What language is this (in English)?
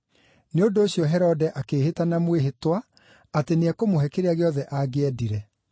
Kikuyu